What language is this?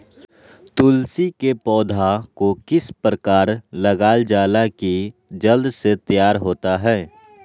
Magahi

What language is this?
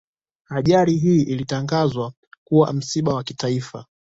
Swahili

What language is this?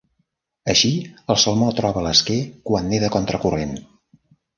Catalan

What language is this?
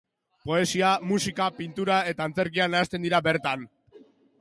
Basque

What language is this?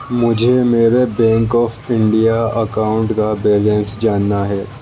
Urdu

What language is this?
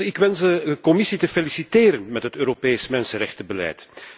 Dutch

